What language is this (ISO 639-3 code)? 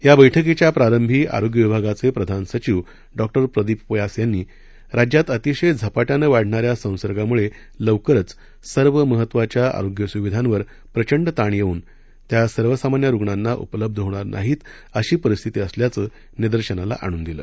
mar